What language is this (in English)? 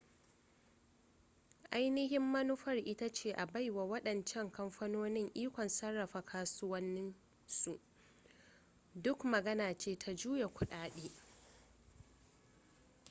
Hausa